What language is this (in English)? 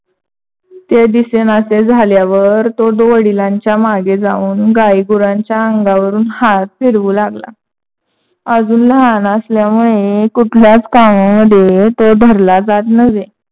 Marathi